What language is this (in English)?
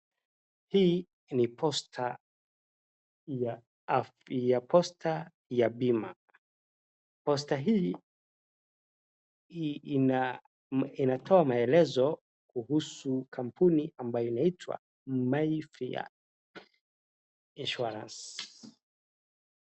Swahili